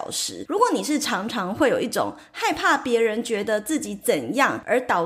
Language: Chinese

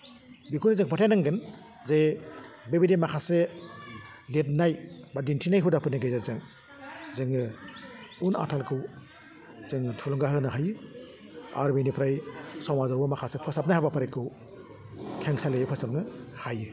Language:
Bodo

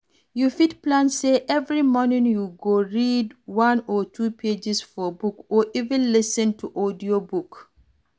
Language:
Nigerian Pidgin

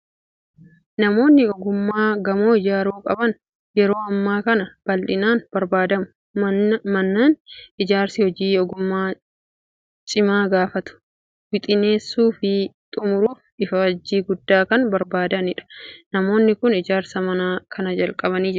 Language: Oromo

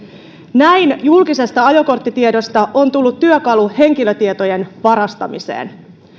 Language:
Finnish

